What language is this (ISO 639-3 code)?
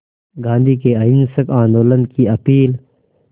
hin